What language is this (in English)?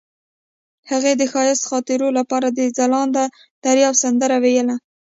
Pashto